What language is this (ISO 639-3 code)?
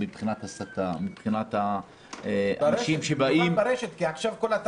heb